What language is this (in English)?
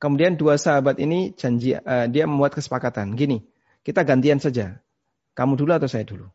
Indonesian